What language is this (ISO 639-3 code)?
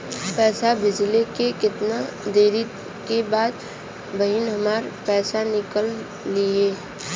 bho